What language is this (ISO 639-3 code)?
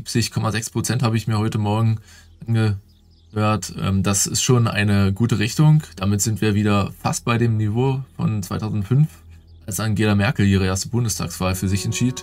deu